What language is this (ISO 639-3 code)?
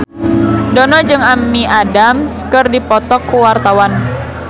sun